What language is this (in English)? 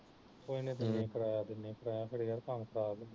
Punjabi